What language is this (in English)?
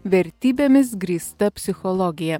Lithuanian